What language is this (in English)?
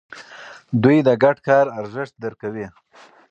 Pashto